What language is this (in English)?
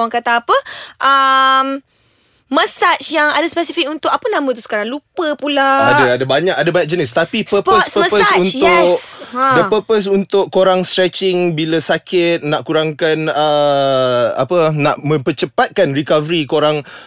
Malay